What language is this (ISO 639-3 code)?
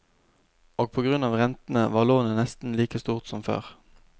nor